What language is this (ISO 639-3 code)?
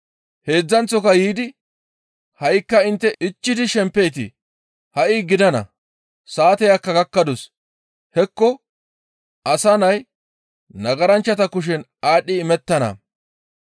gmv